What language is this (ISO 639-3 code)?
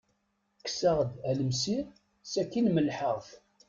kab